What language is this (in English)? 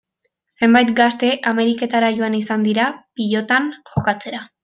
Basque